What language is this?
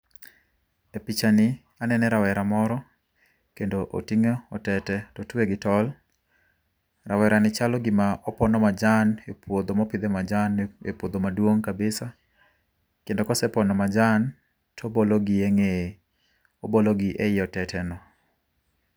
Luo (Kenya and Tanzania)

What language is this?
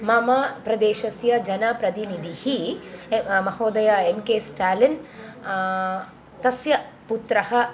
Sanskrit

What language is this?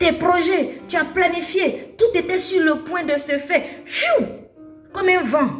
French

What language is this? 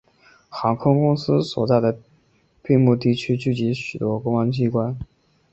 Chinese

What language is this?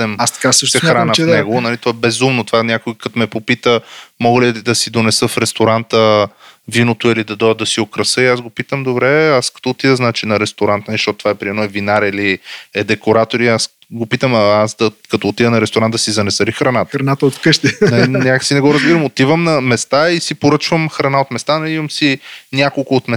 Bulgarian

